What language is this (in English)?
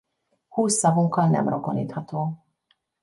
Hungarian